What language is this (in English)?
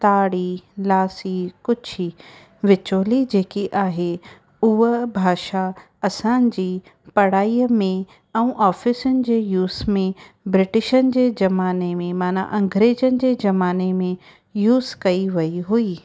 Sindhi